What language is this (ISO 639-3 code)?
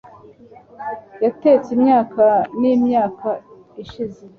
kin